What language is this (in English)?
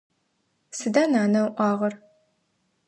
Adyghe